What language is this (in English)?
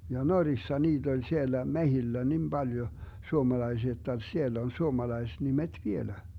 Finnish